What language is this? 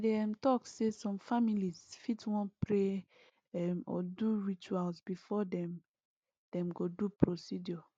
Nigerian Pidgin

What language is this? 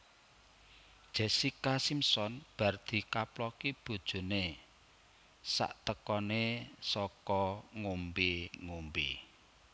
Javanese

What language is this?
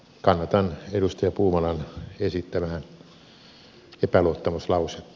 Finnish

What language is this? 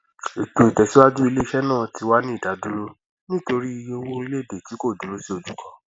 Yoruba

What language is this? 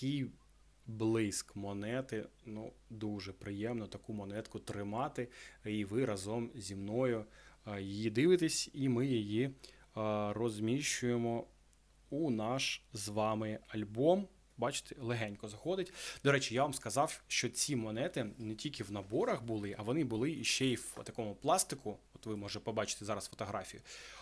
Ukrainian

